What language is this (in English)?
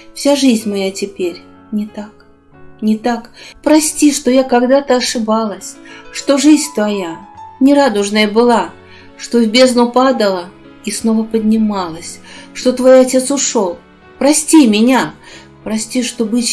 Russian